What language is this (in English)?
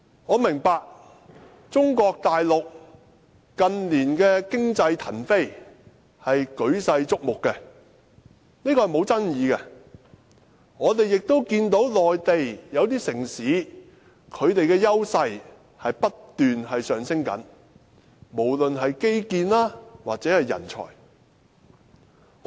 Cantonese